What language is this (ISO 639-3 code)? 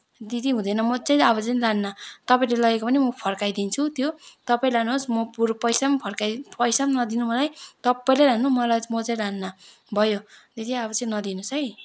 nep